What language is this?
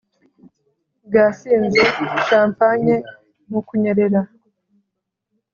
Kinyarwanda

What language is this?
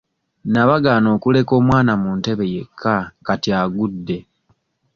Ganda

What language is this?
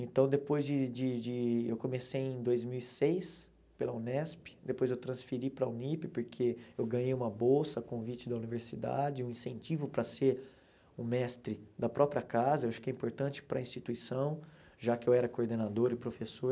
Portuguese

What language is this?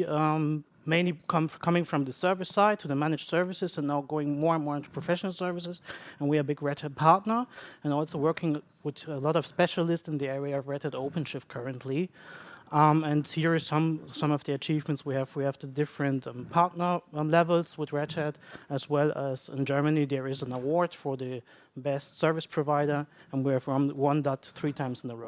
English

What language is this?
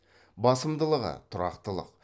Kazakh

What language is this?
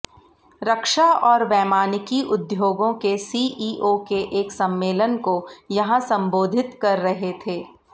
Hindi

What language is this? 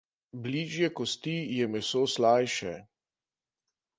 Slovenian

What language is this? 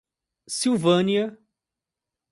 Portuguese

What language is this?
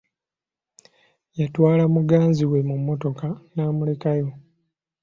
Ganda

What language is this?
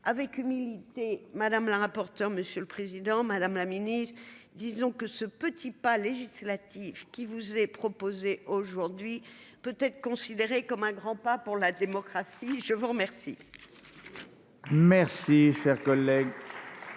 French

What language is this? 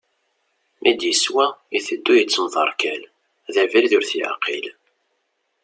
Kabyle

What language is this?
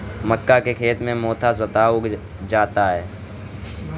Hindi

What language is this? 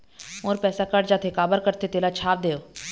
Chhattisgarhi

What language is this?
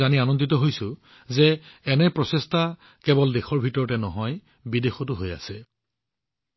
Assamese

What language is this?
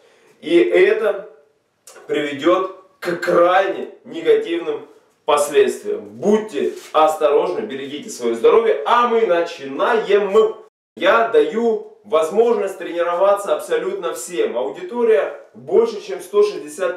Russian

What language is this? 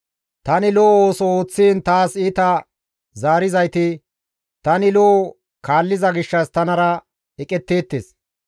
Gamo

